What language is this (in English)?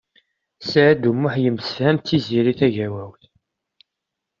Kabyle